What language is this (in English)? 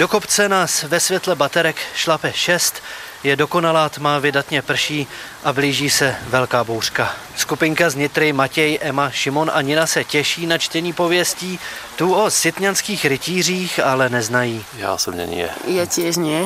Czech